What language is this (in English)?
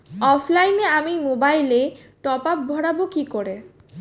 Bangla